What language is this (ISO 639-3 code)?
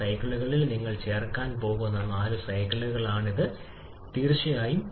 mal